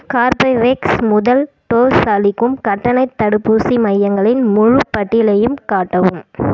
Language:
Tamil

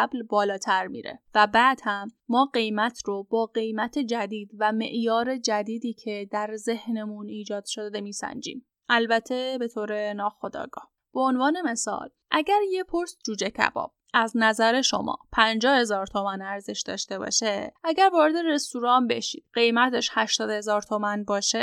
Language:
Persian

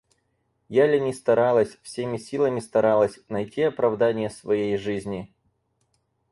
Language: Russian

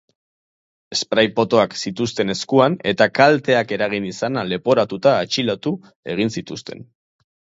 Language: Basque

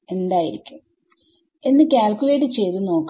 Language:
Malayalam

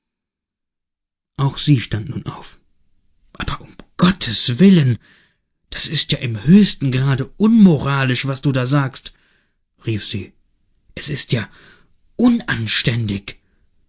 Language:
German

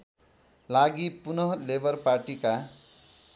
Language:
Nepali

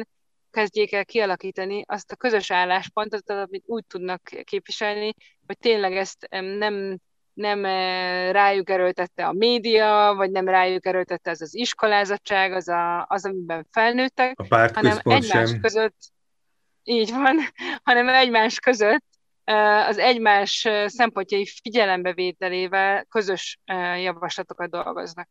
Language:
Hungarian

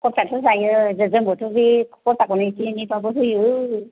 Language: Bodo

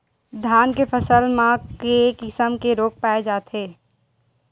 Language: Chhattisgarhi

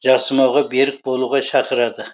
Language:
Kazakh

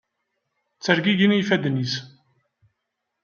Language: Kabyle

